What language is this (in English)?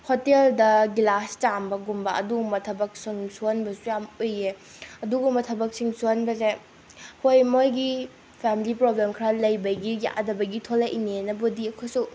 Manipuri